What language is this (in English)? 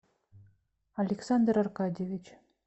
Russian